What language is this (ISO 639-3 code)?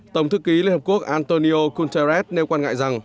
vie